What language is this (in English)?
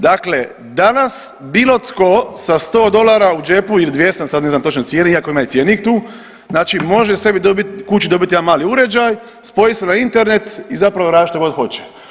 Croatian